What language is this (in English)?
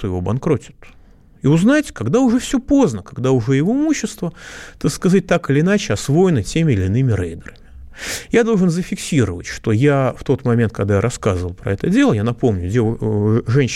Russian